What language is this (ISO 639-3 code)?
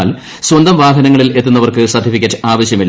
mal